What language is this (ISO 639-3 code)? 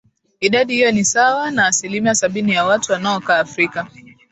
swa